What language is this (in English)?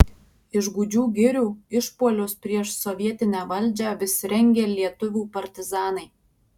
Lithuanian